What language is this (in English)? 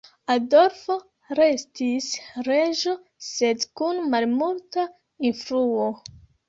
Esperanto